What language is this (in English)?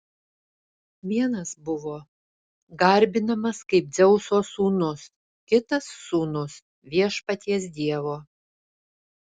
Lithuanian